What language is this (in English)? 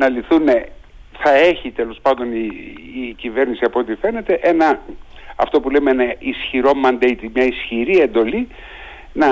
Greek